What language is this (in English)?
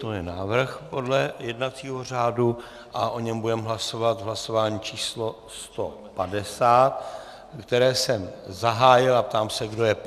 Czech